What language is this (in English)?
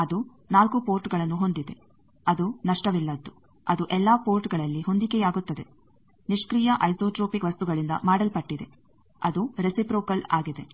Kannada